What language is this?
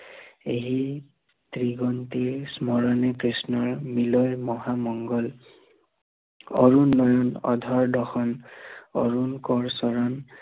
Assamese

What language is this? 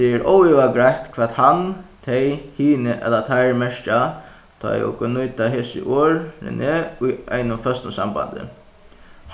Faroese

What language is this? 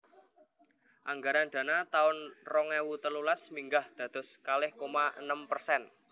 Javanese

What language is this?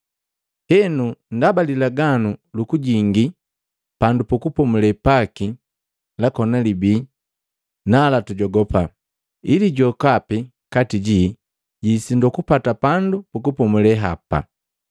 Matengo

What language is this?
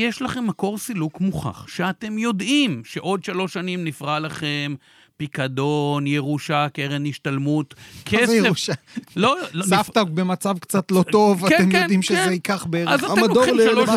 Hebrew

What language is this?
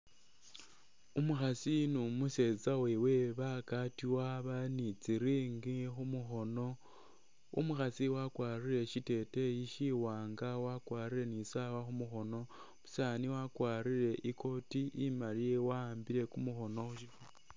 Masaaba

